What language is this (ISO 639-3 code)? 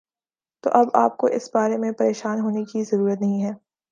urd